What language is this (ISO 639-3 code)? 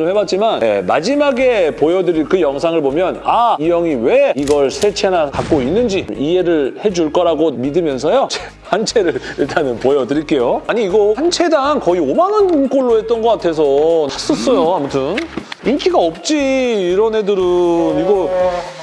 kor